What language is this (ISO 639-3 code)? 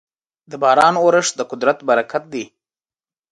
pus